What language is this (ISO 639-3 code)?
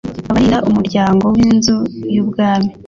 kin